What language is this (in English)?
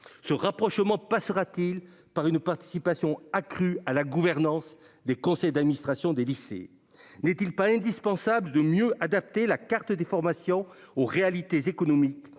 French